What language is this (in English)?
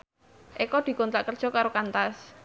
Javanese